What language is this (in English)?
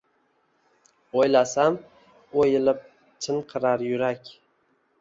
Uzbek